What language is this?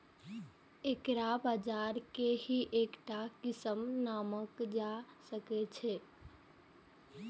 Maithili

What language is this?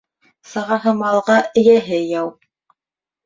Bashkir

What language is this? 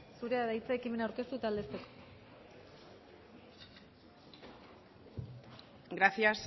Basque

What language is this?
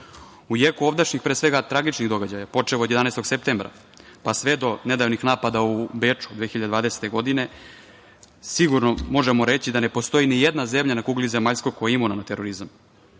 Serbian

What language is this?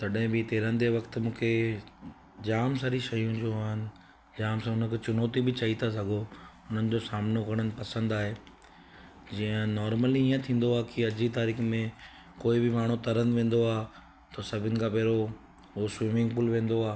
Sindhi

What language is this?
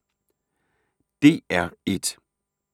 Danish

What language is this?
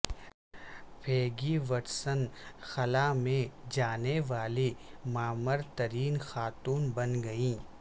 Urdu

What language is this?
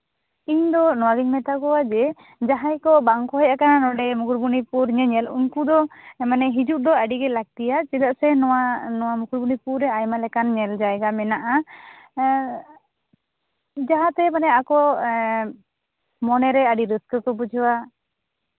Santali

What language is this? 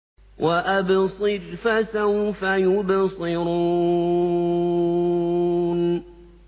Arabic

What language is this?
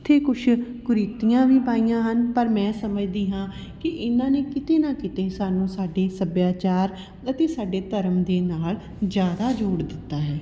Punjabi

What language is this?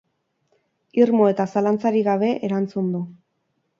Basque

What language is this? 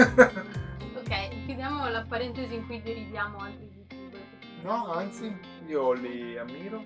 Italian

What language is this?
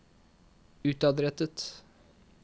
Norwegian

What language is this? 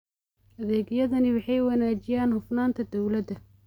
Somali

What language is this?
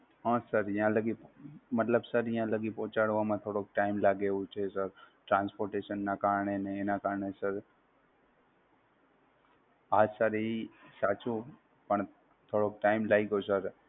Gujarati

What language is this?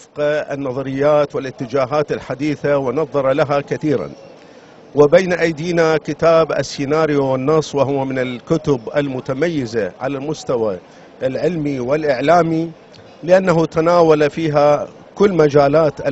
Arabic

